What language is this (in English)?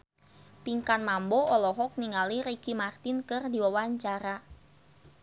Sundanese